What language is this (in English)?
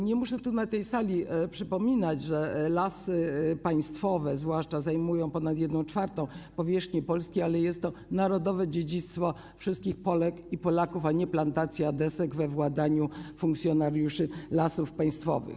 Polish